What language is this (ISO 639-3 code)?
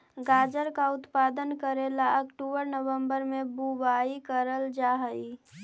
mag